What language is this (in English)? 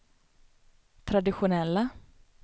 Swedish